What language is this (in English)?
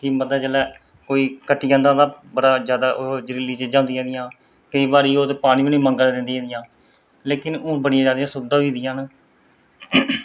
Dogri